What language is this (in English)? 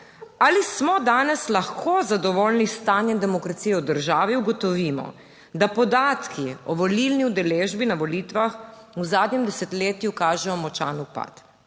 Slovenian